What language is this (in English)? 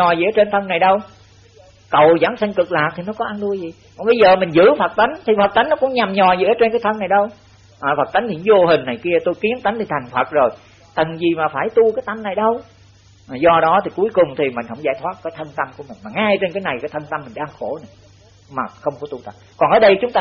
Vietnamese